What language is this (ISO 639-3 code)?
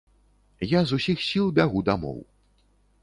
bel